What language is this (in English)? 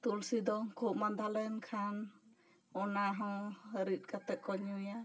Santali